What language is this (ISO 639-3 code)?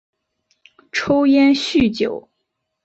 zho